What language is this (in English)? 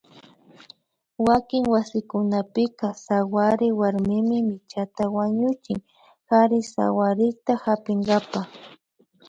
Imbabura Highland Quichua